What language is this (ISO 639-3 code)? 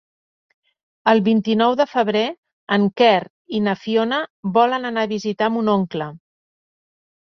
cat